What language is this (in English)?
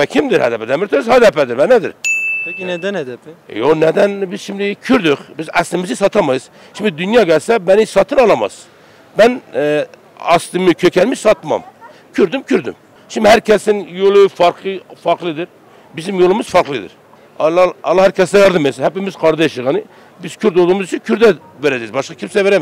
Turkish